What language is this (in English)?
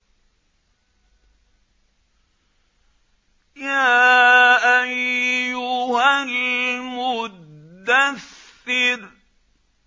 Arabic